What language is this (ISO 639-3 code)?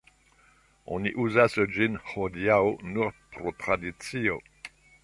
epo